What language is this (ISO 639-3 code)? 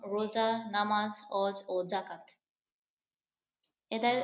ben